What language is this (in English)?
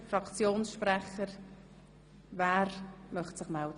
Swiss German